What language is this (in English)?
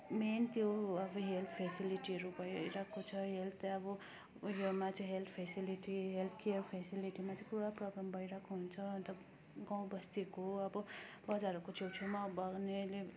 Nepali